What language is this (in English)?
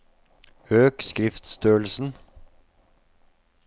Norwegian